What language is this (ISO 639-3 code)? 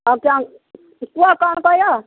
ori